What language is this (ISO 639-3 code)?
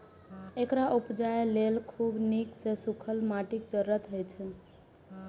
mai